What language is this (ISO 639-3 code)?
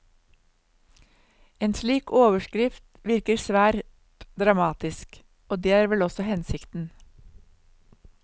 nor